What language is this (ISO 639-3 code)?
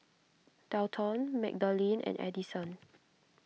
eng